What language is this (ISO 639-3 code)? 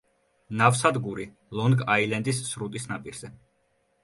kat